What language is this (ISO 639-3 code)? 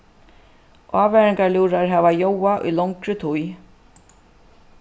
fao